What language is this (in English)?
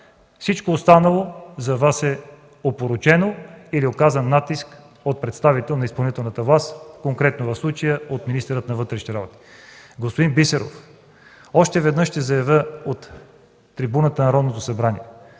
Bulgarian